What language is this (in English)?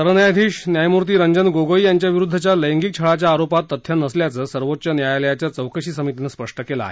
Marathi